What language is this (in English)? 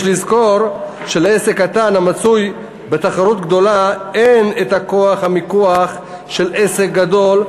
Hebrew